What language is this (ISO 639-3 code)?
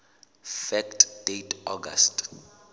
sot